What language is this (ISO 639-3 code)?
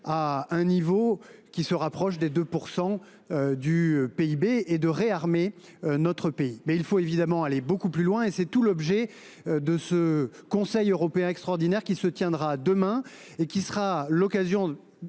fra